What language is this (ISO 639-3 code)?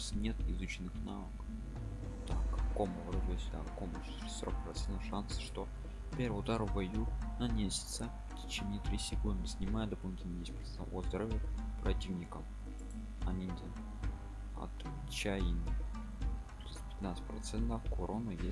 rus